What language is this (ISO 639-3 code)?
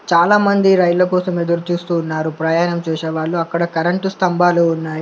tel